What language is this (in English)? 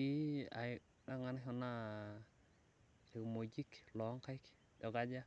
Masai